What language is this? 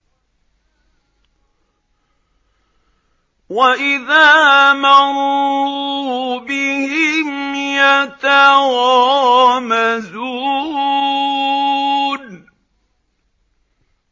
Arabic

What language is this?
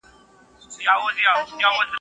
Pashto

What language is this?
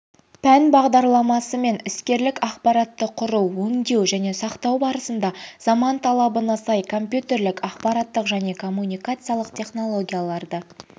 Kazakh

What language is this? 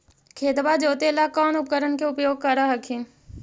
Magahi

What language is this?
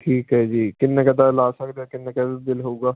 Punjabi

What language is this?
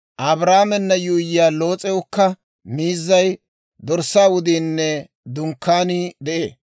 Dawro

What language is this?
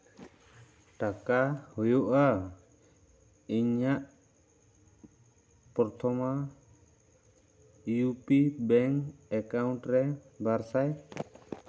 Santali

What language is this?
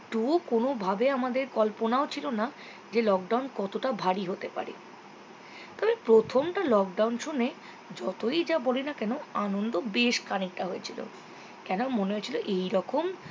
Bangla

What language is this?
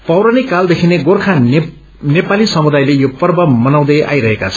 Nepali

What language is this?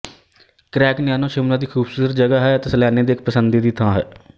Punjabi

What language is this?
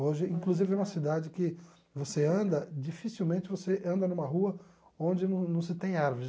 Portuguese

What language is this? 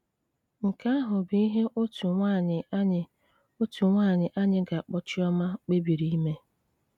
Igbo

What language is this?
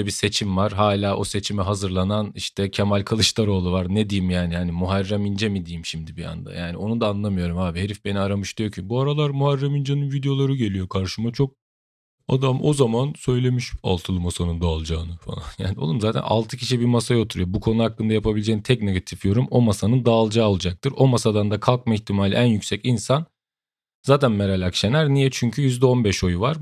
Turkish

